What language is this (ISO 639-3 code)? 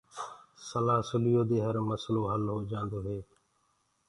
ggg